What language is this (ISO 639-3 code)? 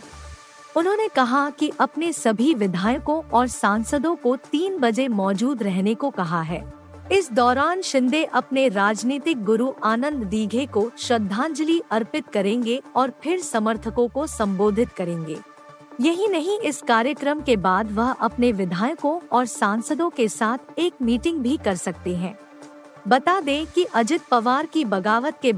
hin